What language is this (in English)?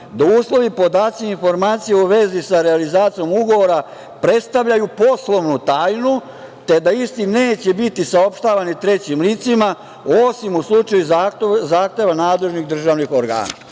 Serbian